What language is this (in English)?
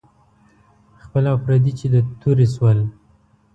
Pashto